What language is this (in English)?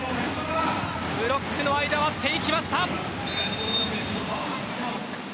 Japanese